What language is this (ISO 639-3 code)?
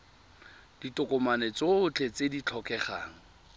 tsn